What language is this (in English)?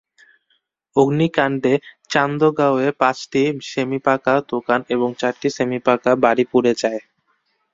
Bangla